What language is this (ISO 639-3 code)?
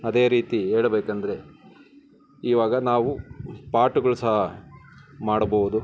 kan